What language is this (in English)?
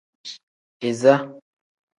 Tem